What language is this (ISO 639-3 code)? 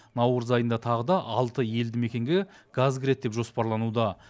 kaz